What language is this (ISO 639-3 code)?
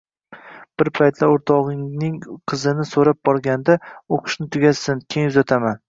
uzb